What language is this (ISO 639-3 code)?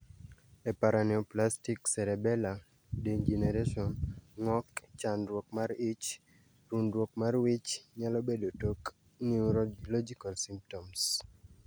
luo